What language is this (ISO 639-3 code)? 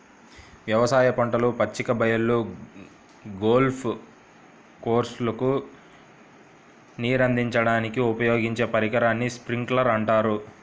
tel